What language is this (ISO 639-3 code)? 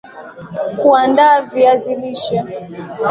swa